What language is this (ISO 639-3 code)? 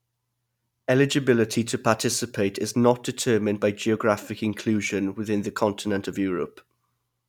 eng